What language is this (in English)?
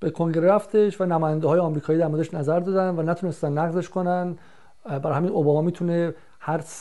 Persian